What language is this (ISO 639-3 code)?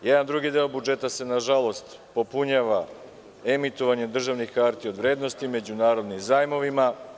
srp